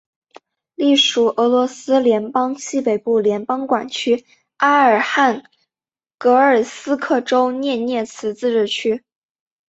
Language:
Chinese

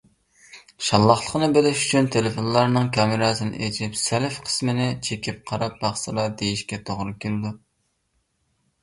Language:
Uyghur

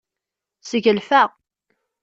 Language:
Kabyle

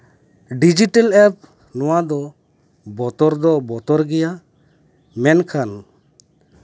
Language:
Santali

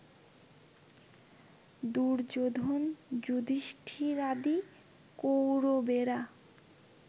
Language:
Bangla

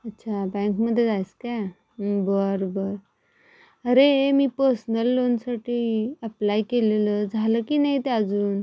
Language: Marathi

